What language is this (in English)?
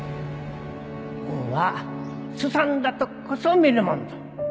Japanese